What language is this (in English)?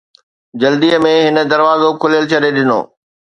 Sindhi